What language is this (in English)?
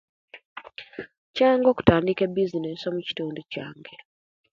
Kenyi